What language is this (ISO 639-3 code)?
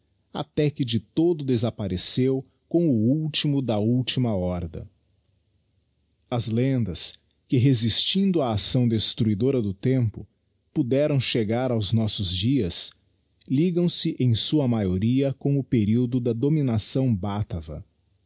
por